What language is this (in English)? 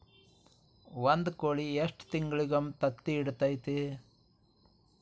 Kannada